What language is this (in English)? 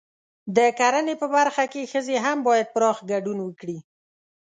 Pashto